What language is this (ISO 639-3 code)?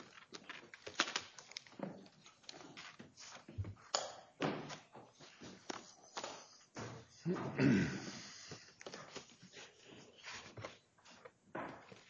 eng